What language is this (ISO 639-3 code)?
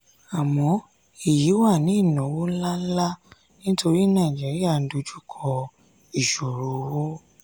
yor